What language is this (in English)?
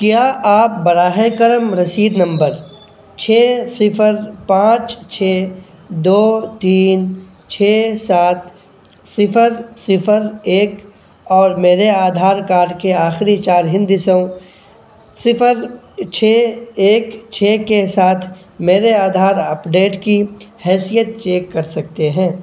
Urdu